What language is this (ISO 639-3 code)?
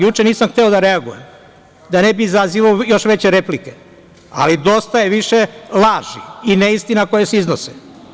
srp